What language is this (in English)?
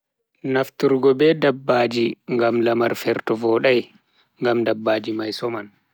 Bagirmi Fulfulde